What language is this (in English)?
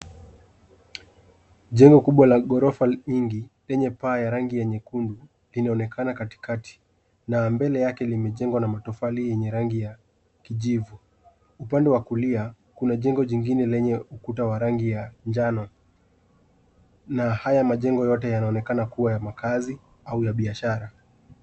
Swahili